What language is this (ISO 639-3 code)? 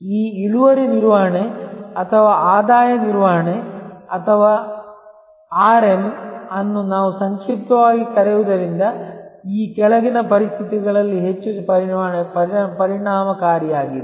kan